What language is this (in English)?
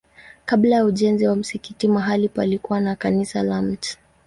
Swahili